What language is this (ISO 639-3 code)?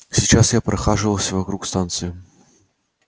rus